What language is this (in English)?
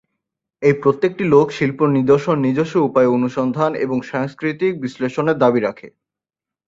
Bangla